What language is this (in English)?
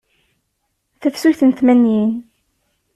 Kabyle